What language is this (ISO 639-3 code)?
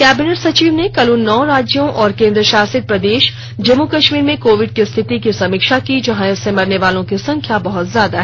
hin